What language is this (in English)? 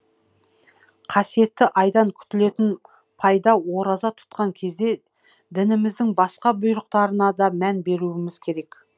Kazakh